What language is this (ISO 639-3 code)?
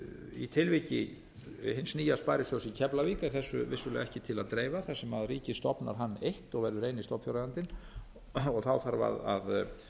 isl